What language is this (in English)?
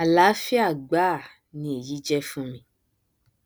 Yoruba